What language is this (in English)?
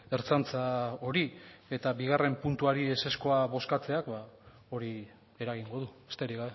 Basque